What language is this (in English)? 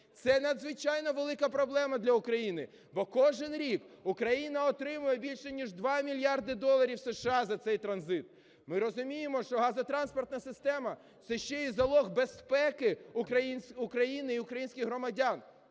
Ukrainian